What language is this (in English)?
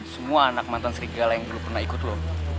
Indonesian